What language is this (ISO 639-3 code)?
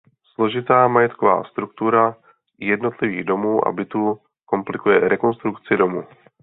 ces